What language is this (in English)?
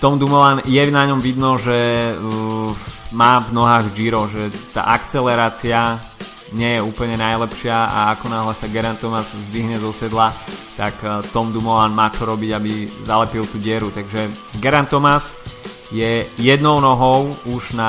Slovak